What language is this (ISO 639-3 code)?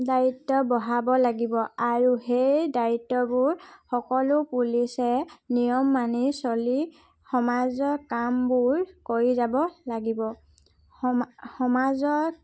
asm